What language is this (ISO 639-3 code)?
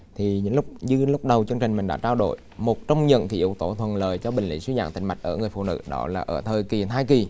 vie